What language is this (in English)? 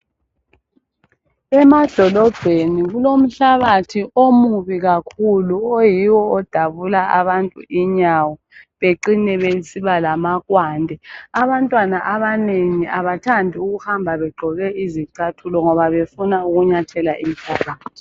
North Ndebele